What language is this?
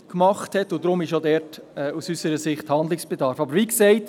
Swiss German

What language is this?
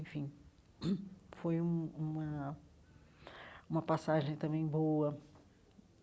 Portuguese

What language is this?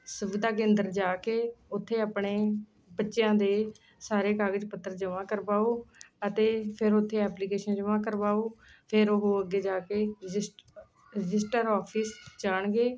Punjabi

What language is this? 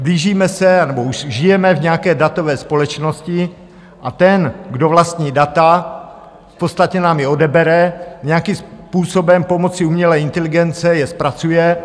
Czech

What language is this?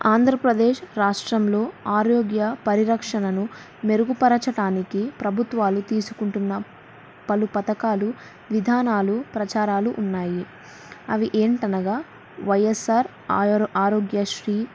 Telugu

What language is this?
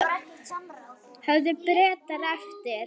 Icelandic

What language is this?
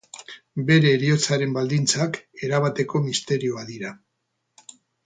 Basque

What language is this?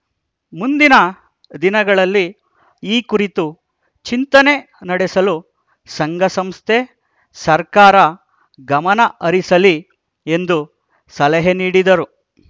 Kannada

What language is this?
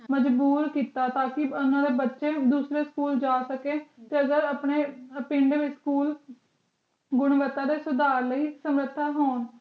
Punjabi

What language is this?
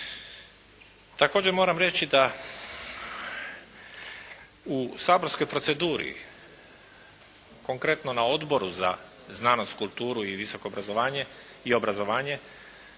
Croatian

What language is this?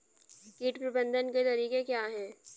Hindi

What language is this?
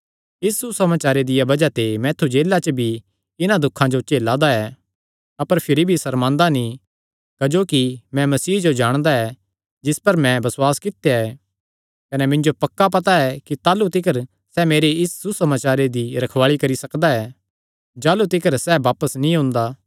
Kangri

